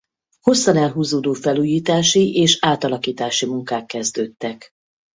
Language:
Hungarian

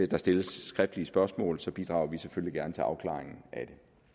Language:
Danish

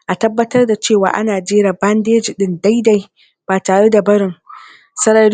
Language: Hausa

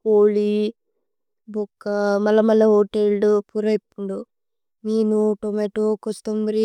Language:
Tulu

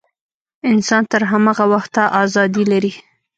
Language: Pashto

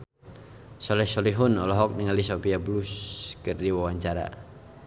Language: Sundanese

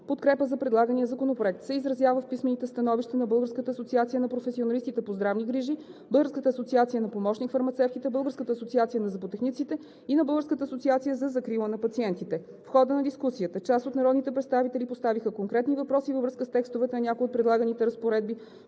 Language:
Bulgarian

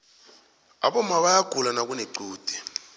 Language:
South Ndebele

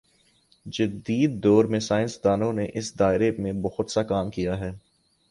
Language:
Urdu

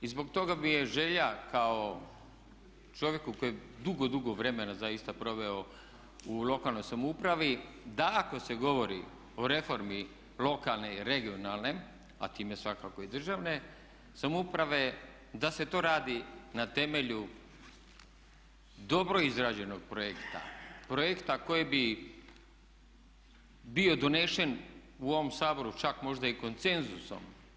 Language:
Croatian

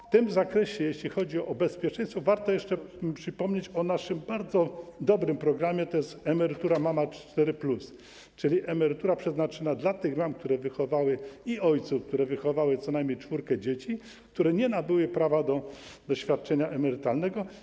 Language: Polish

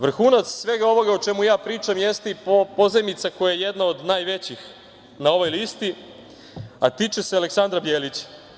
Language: Serbian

